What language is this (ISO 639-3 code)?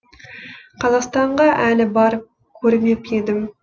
kaz